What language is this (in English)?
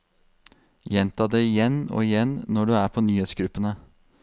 Norwegian